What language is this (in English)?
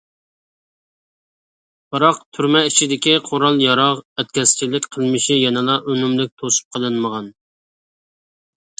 Uyghur